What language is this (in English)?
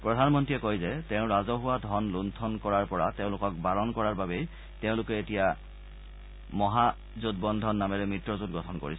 Assamese